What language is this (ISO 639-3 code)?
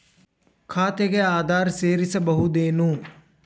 kan